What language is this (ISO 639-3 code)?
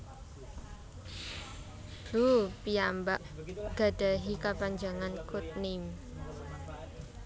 jav